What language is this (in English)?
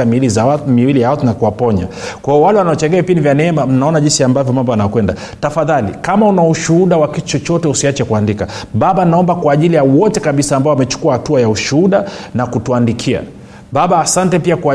Swahili